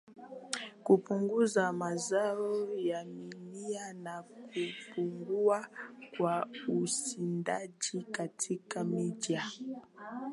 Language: Swahili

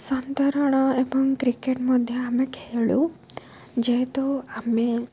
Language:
Odia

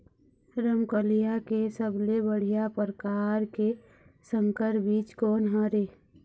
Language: Chhattisgarhi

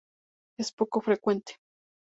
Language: Spanish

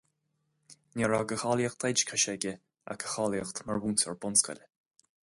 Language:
Irish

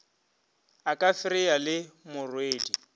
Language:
Northern Sotho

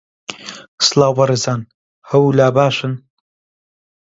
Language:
Central Kurdish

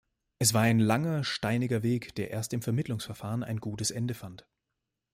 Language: German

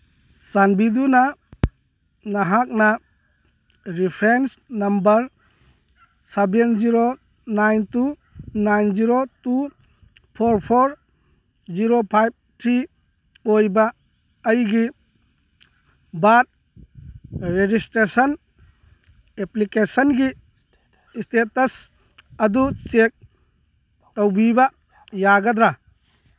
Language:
Manipuri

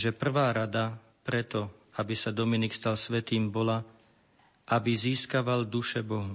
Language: Slovak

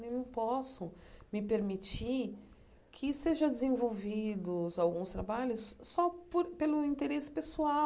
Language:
Portuguese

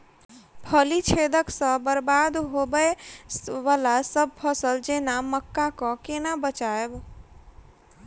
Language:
Maithili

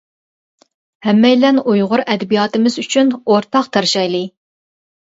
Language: Uyghur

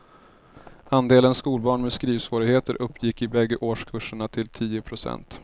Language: Swedish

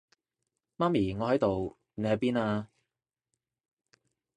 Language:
Cantonese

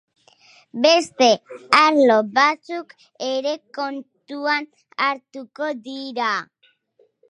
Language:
Basque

